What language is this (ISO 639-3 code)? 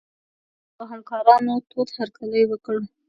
pus